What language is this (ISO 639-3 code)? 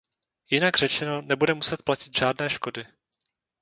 ces